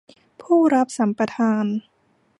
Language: Thai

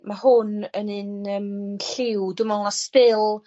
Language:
Welsh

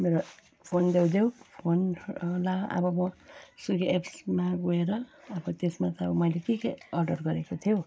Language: Nepali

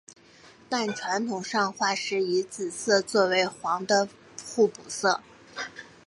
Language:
Chinese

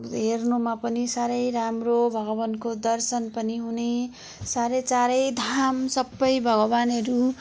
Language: Nepali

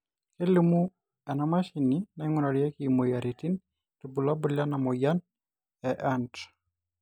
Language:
Masai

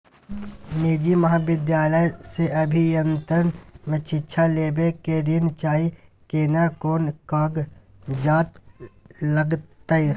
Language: Maithili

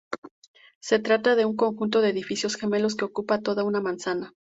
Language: Spanish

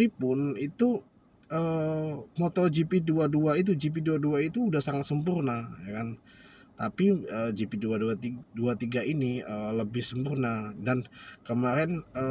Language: Indonesian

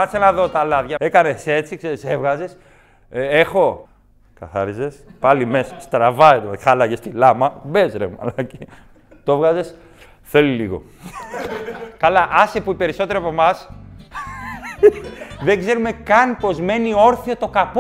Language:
Greek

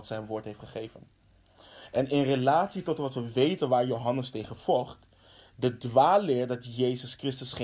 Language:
Dutch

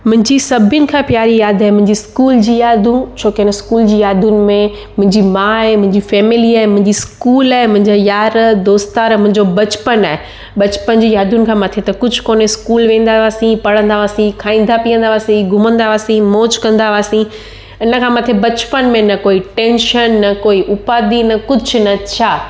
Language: Sindhi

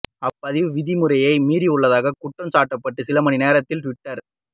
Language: Tamil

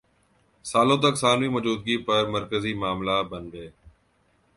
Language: Urdu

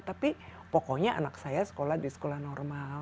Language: Indonesian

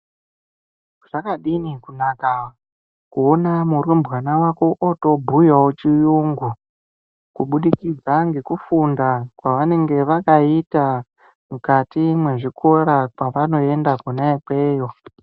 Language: Ndau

